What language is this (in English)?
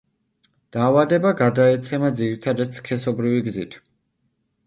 Georgian